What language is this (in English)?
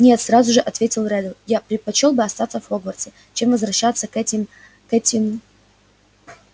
Russian